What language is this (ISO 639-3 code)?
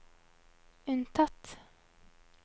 nor